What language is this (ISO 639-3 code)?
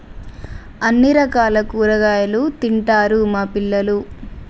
tel